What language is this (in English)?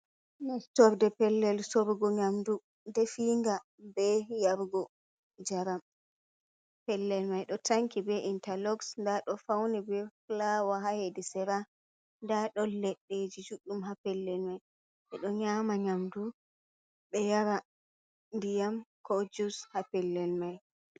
Fula